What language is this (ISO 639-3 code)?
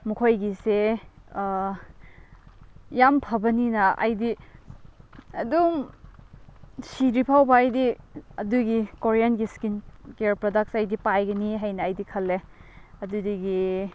mni